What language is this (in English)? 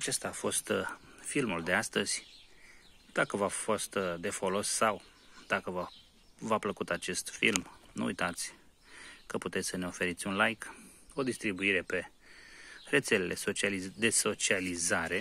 Romanian